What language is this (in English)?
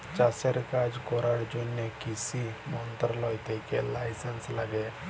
Bangla